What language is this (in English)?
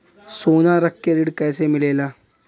Bhojpuri